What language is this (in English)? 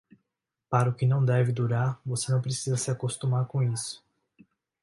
Portuguese